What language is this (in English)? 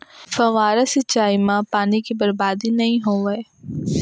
Chhattisgarhi